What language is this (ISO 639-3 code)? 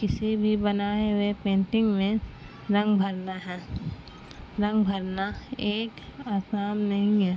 urd